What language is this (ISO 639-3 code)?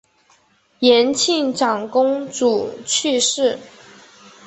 zho